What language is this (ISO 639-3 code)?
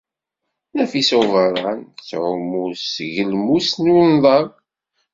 kab